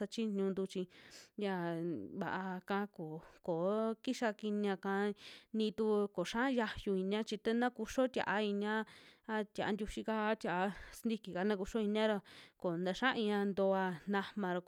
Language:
Western Juxtlahuaca Mixtec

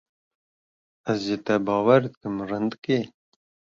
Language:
Kurdish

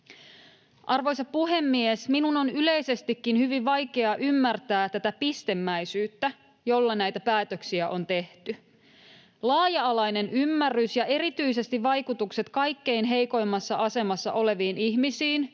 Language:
Finnish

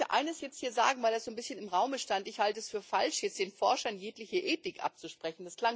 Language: German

